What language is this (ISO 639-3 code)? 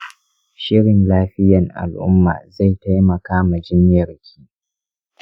hau